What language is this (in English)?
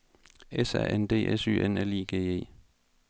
Danish